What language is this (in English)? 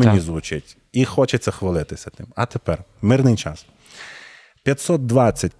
Ukrainian